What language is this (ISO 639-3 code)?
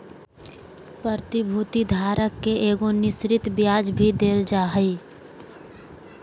mag